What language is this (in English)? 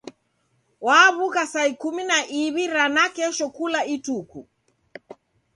Taita